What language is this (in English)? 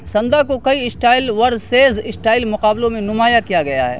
Urdu